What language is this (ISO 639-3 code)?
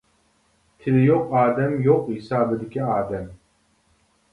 uig